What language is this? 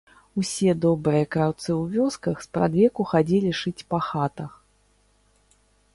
Belarusian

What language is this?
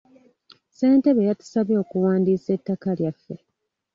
Ganda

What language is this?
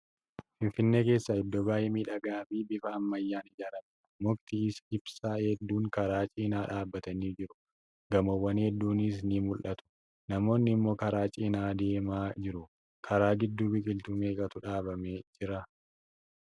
Oromo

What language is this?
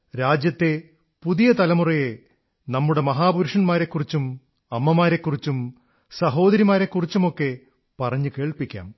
Malayalam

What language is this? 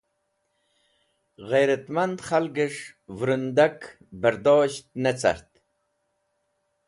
Wakhi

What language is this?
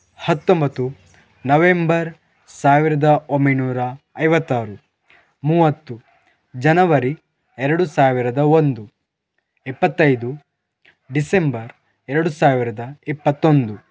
Kannada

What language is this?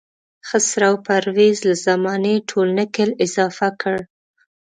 Pashto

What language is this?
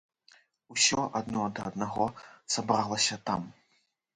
Belarusian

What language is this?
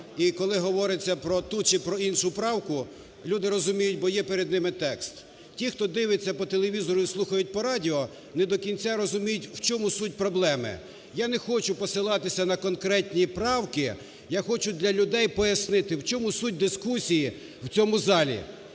Ukrainian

